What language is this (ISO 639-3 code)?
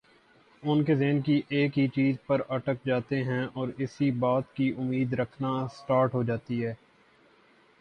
urd